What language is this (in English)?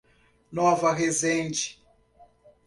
Portuguese